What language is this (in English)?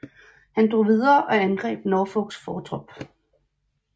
Danish